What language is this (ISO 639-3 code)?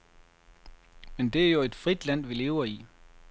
dan